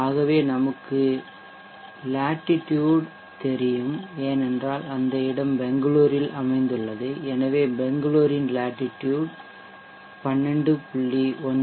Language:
Tamil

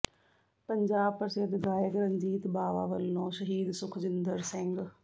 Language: Punjabi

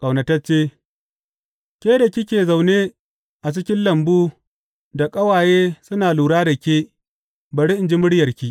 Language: Hausa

